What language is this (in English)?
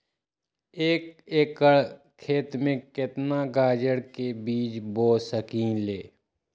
Magahi